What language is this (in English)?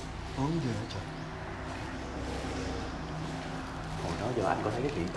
Vietnamese